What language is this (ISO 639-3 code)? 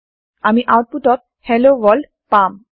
asm